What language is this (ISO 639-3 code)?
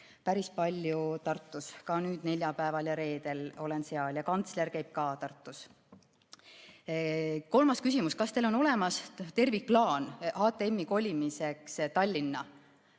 est